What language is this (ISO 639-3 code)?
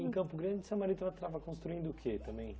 por